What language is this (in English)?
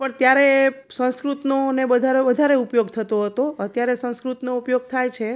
Gujarati